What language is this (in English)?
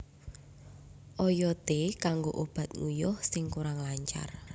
Javanese